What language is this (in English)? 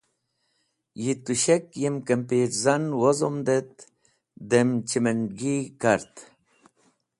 Wakhi